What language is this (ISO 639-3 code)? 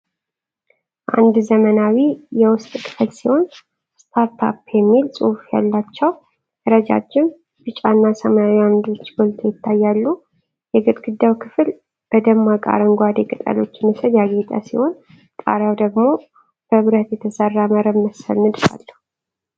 amh